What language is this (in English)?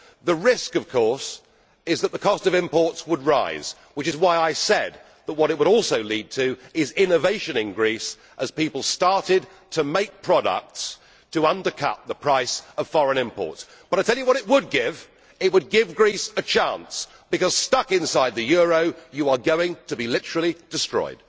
English